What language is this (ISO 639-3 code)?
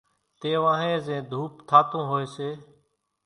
gjk